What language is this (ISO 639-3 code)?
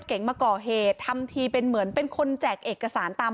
tha